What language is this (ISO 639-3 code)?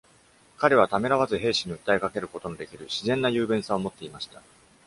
jpn